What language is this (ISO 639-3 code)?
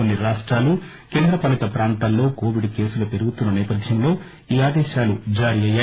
tel